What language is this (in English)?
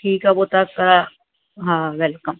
Sindhi